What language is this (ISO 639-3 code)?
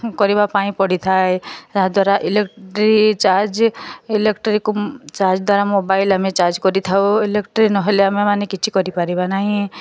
ori